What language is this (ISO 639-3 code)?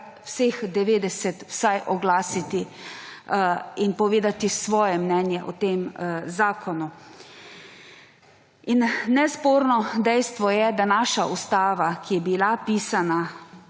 slv